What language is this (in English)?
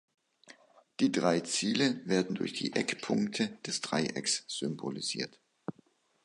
German